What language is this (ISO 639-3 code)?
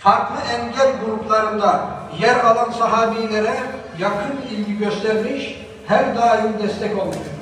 tur